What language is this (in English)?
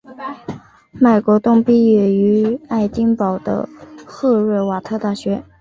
Chinese